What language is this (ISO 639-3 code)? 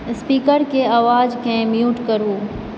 mai